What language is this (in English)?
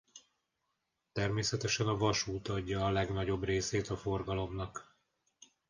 Hungarian